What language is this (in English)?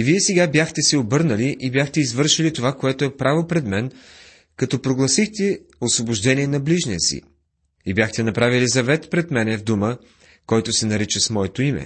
Bulgarian